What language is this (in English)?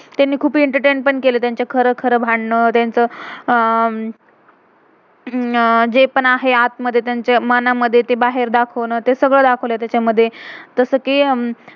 Marathi